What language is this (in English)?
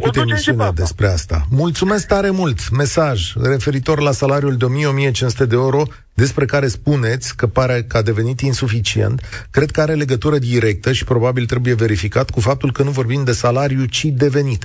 Romanian